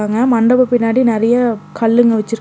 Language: Tamil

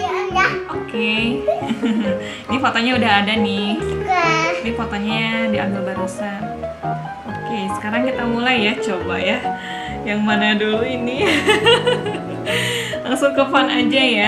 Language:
Indonesian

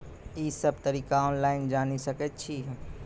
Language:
Maithili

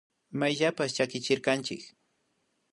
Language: Imbabura Highland Quichua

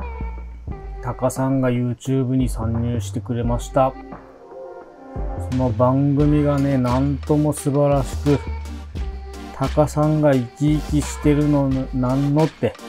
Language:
Japanese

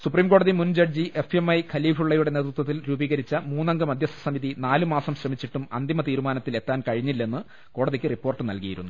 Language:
Malayalam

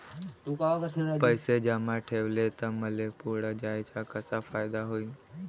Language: Marathi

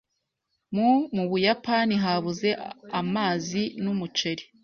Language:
Kinyarwanda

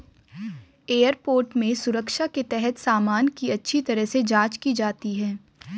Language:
Hindi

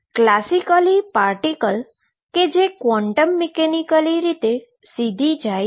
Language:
Gujarati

